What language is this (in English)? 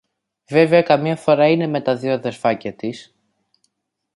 Greek